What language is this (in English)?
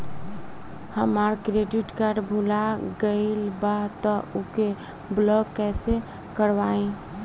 Bhojpuri